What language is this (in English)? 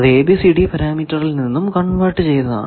Malayalam